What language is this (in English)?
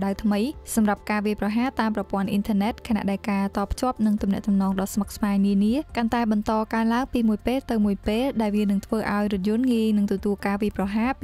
Thai